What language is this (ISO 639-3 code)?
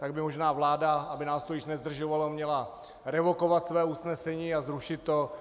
ces